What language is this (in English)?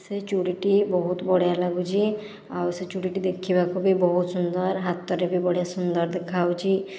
Odia